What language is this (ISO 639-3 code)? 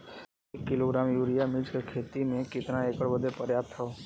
bho